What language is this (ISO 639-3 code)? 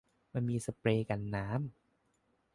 tha